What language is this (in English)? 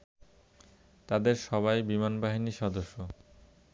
Bangla